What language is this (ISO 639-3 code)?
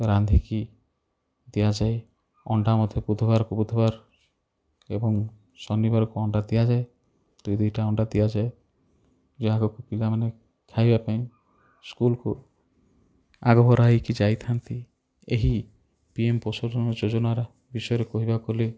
ori